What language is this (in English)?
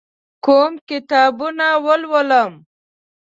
Pashto